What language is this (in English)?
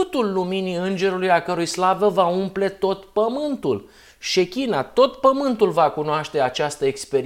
Romanian